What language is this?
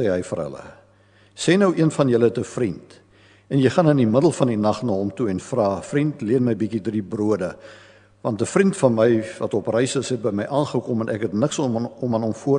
Dutch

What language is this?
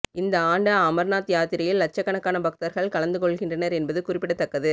Tamil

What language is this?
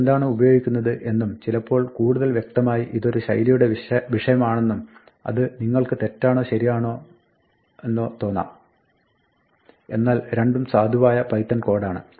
Malayalam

